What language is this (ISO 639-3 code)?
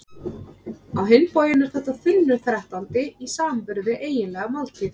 isl